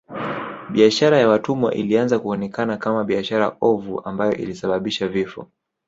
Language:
Swahili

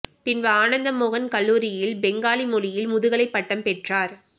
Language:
Tamil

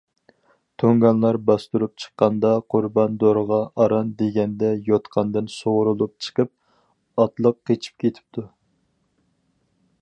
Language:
Uyghur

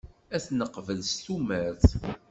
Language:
Kabyle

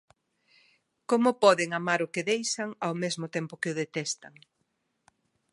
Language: Galician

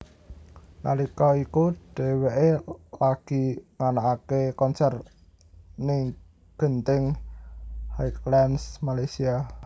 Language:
Javanese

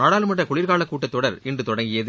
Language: Tamil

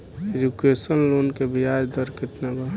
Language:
Bhojpuri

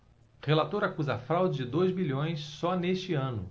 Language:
Portuguese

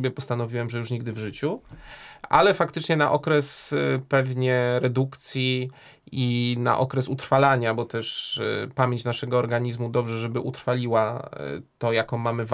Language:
Polish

